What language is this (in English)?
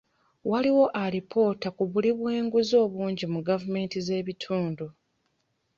Ganda